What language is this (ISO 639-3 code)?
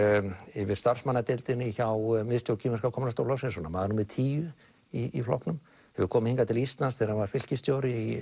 isl